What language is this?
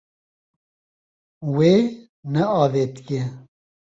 Kurdish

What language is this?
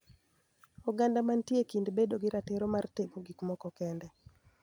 Luo (Kenya and Tanzania)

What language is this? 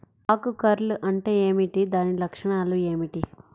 Telugu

